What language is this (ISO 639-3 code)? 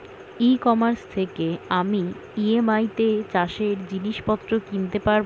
ben